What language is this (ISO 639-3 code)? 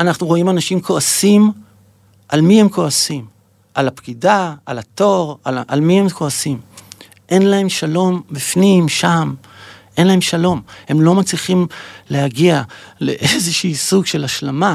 heb